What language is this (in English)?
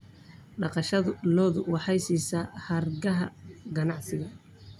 Somali